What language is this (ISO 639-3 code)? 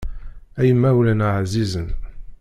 kab